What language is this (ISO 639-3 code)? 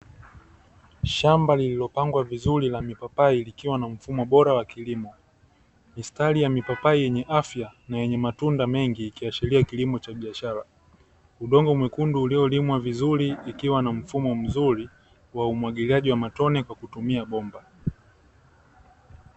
swa